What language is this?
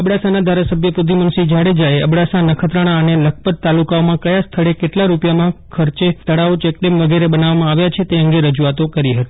Gujarati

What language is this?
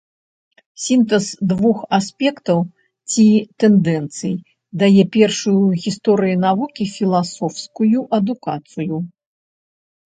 Belarusian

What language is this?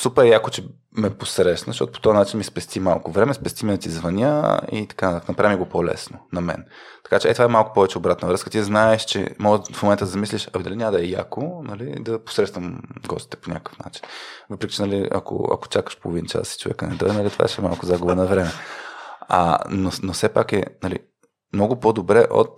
Bulgarian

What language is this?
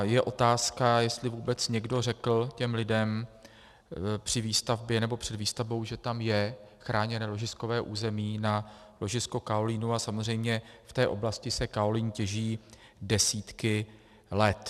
Czech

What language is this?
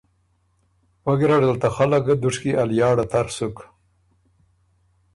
Ormuri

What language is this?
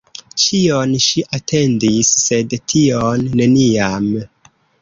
Esperanto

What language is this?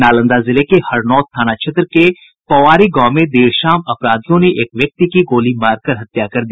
Hindi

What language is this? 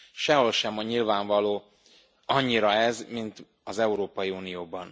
Hungarian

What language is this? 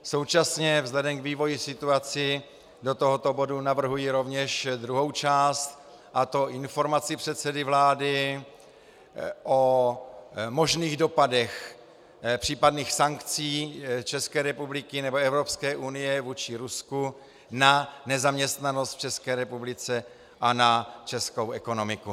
Czech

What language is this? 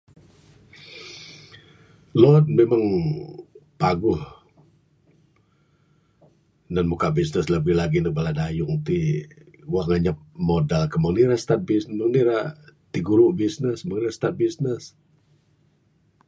Bukar-Sadung Bidayuh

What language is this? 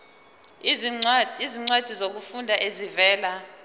Zulu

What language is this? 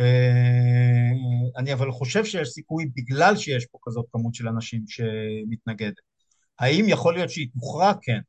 Hebrew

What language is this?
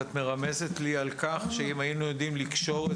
Hebrew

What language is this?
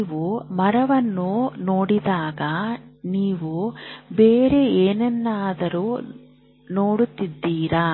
Kannada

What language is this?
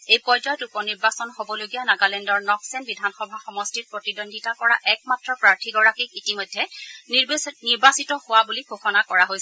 Assamese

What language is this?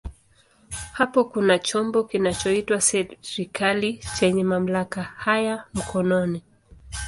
Swahili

